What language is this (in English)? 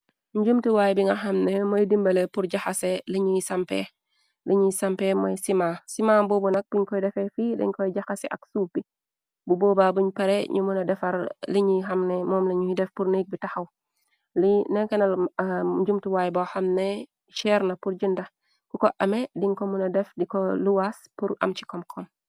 Wolof